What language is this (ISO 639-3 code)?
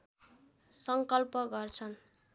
nep